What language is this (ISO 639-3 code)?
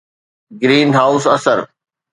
snd